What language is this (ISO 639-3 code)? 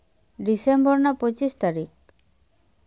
sat